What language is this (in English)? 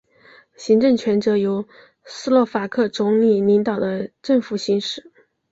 Chinese